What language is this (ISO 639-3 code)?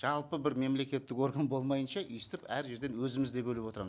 kaz